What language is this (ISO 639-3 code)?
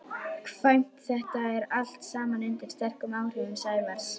isl